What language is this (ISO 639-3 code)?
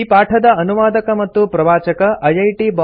kan